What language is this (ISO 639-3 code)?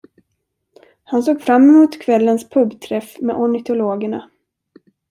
swe